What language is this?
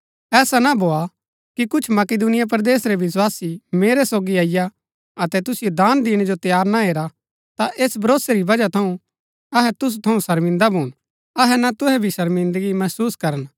Gaddi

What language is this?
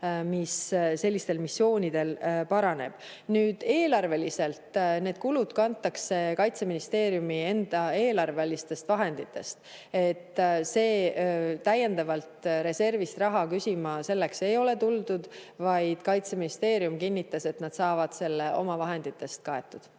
Estonian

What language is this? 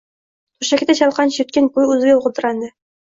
Uzbek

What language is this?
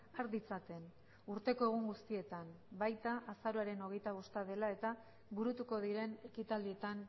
Basque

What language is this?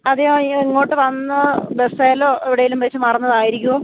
Malayalam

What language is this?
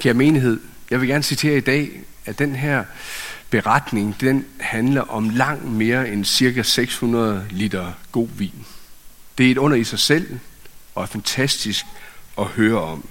Danish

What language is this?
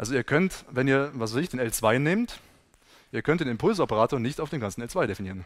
German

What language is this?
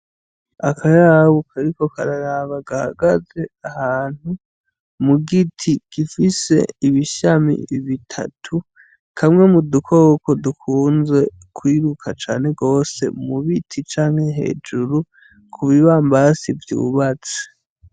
Rundi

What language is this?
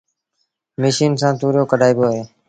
Sindhi Bhil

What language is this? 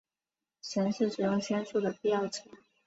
Chinese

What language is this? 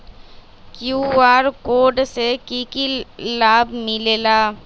Magahi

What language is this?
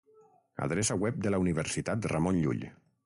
Catalan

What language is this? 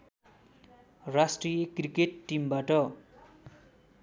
Nepali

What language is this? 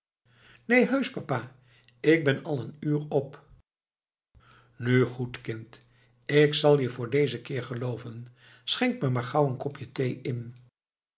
Dutch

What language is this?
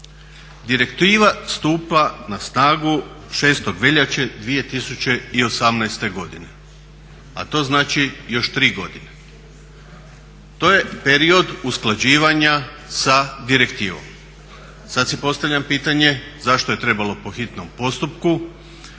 Croatian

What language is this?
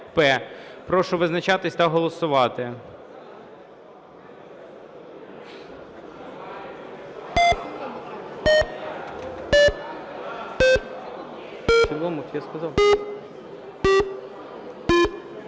Ukrainian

